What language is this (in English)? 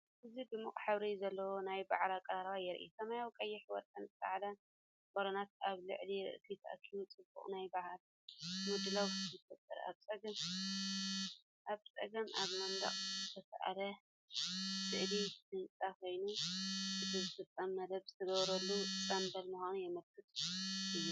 Tigrinya